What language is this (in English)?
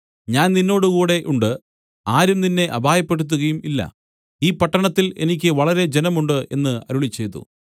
Malayalam